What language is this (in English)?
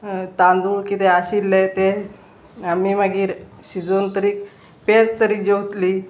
Konkani